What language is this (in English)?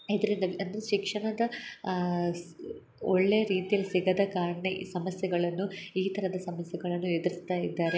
Kannada